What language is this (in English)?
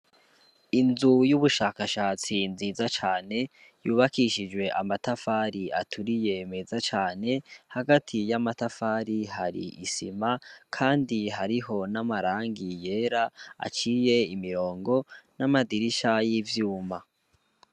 Rundi